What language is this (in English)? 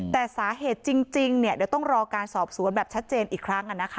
Thai